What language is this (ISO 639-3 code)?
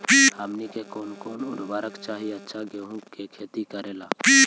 mag